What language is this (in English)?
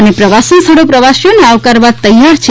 Gujarati